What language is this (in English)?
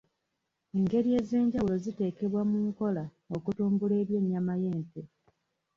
Ganda